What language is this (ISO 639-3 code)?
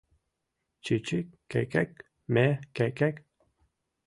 chm